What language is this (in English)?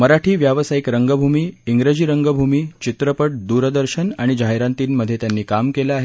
Marathi